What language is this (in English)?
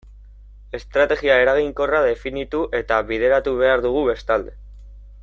Basque